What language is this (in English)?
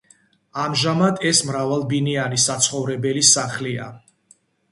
Georgian